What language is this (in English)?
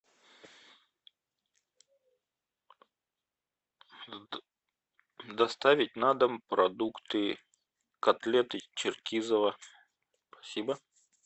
Russian